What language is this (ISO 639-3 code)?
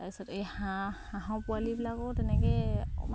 asm